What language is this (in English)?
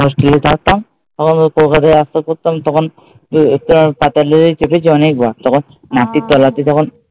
Bangla